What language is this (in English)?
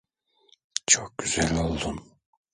Turkish